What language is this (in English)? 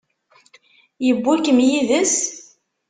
Kabyle